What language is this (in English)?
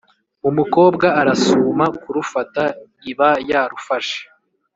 Kinyarwanda